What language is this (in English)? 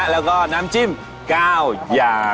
Thai